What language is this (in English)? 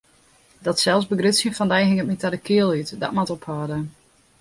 Western Frisian